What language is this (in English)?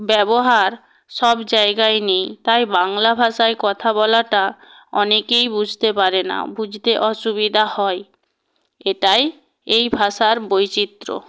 Bangla